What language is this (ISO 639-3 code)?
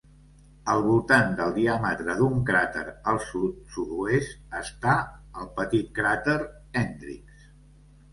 cat